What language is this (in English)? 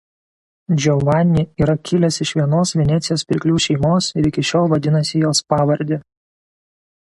Lithuanian